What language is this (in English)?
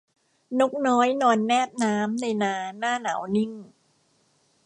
Thai